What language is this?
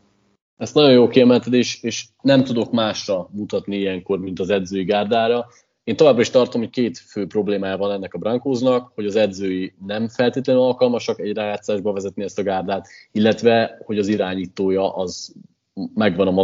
Hungarian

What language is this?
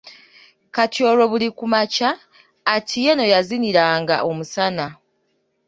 Ganda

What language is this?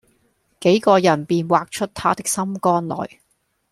Cantonese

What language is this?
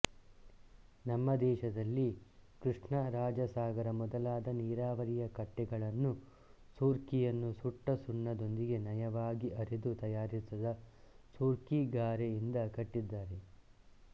Kannada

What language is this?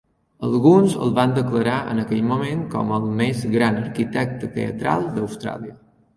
Catalan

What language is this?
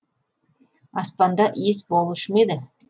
Kazakh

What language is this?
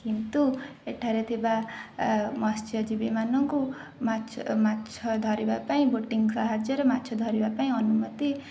Odia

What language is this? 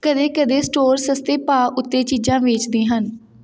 Punjabi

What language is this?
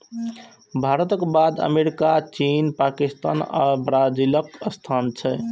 Maithili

